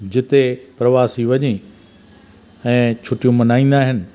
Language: Sindhi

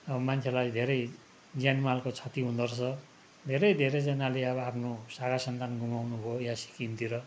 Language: Nepali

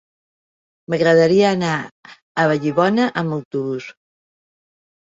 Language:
Catalan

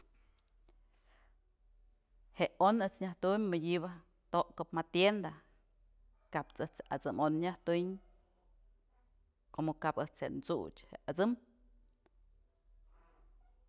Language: Mazatlán Mixe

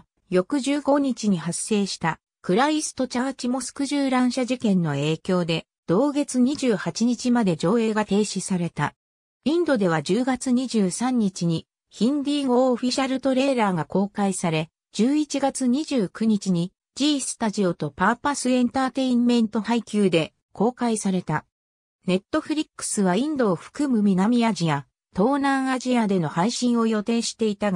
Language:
Japanese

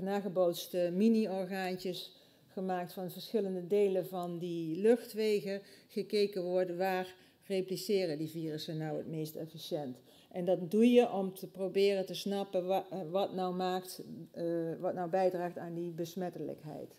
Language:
Dutch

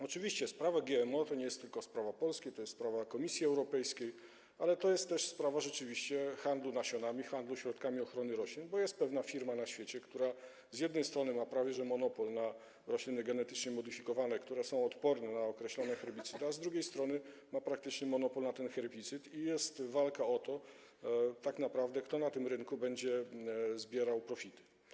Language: Polish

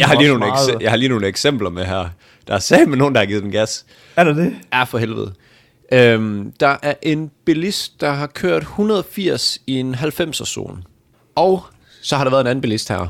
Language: Danish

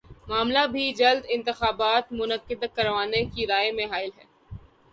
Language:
Urdu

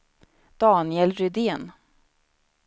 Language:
Swedish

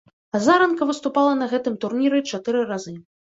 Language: Belarusian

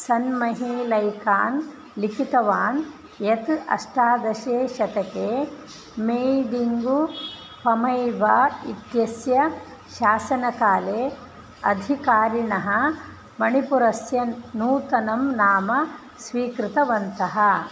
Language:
Sanskrit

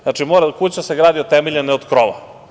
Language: Serbian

